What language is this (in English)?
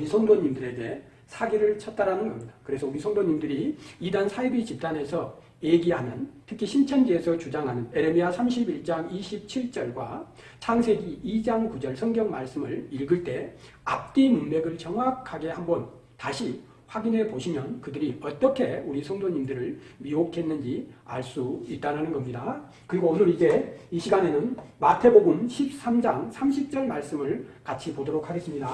Korean